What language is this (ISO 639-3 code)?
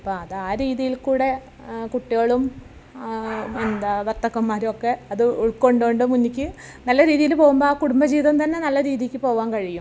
mal